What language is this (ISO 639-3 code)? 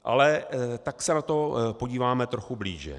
ces